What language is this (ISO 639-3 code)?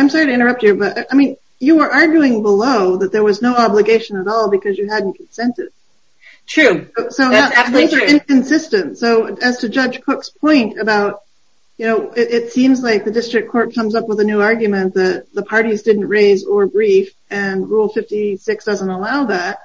eng